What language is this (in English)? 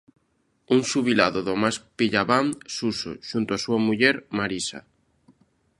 Galician